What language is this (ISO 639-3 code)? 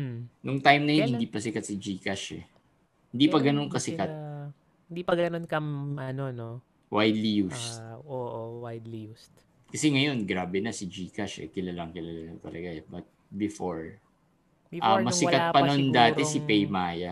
fil